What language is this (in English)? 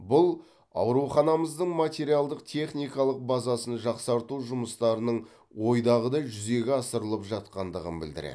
Kazakh